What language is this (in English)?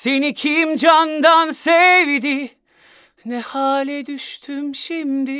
Turkish